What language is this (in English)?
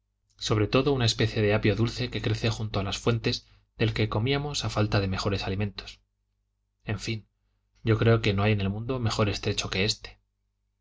Spanish